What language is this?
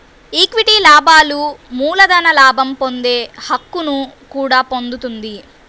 Telugu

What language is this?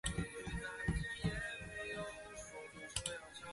Chinese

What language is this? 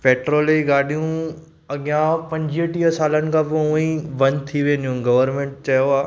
Sindhi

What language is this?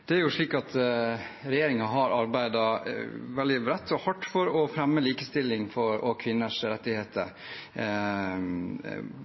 Norwegian Bokmål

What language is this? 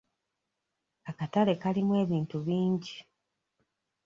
Ganda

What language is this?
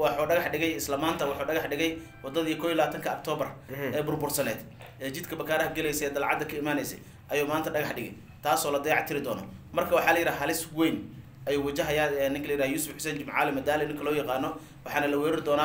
Arabic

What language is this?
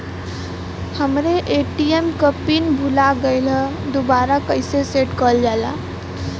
Bhojpuri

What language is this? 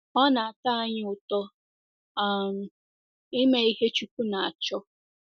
Igbo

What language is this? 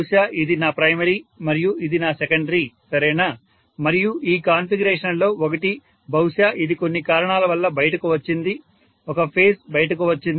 Telugu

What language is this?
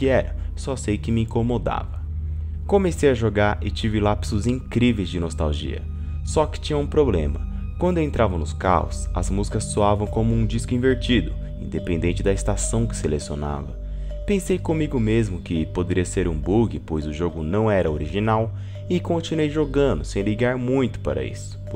Portuguese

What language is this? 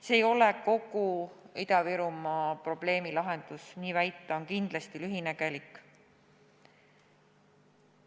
Estonian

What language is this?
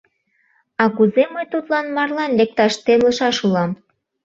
Mari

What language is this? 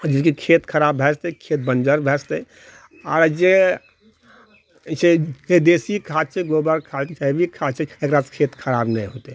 Maithili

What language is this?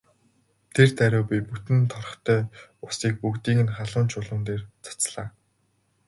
Mongolian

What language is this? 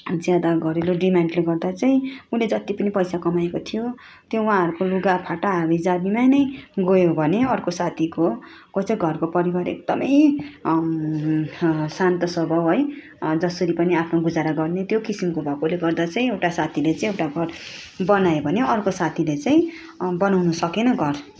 Nepali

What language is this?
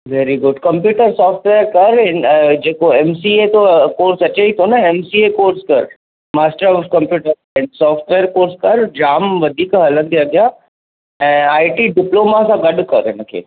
Sindhi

